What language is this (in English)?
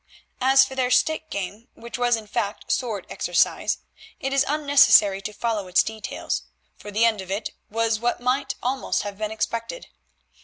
English